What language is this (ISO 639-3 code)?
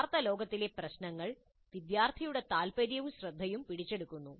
mal